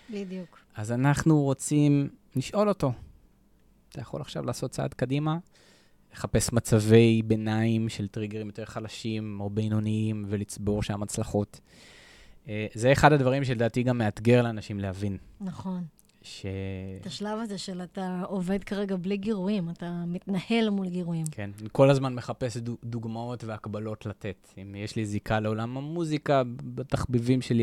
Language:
Hebrew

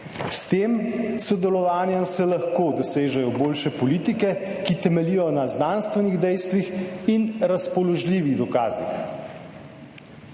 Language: Slovenian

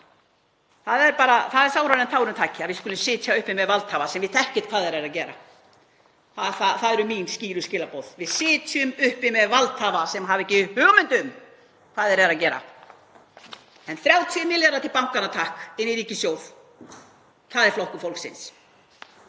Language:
Icelandic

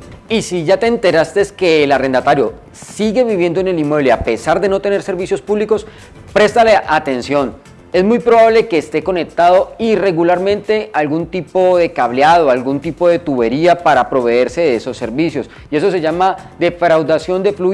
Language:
Spanish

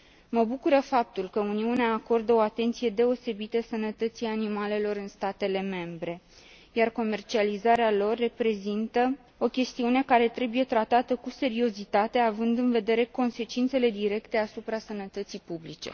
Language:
Romanian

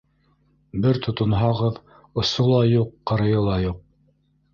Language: Bashkir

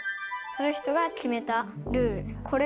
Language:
Japanese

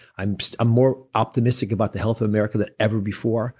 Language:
English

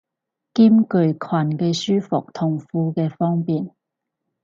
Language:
Cantonese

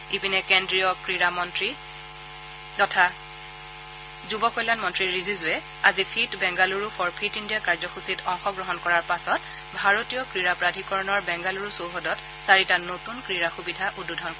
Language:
Assamese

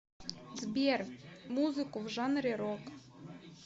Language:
Russian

